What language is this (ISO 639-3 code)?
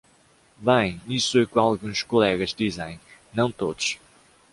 por